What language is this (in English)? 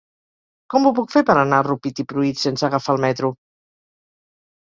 Catalan